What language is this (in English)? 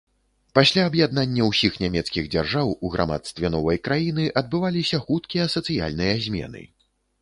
Belarusian